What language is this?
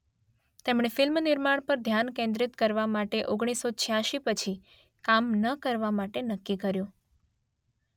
Gujarati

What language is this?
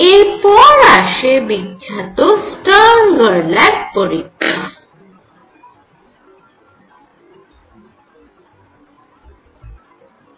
Bangla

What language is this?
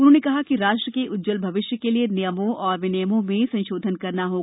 Hindi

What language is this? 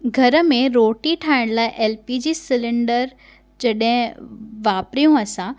Sindhi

